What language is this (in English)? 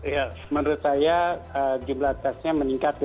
Indonesian